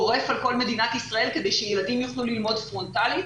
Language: Hebrew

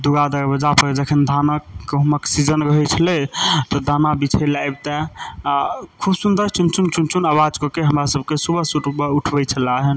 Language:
Maithili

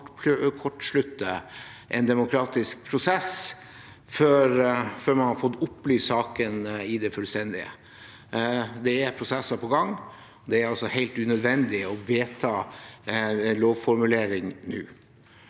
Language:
Norwegian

